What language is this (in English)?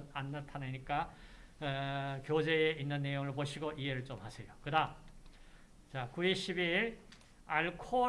Korean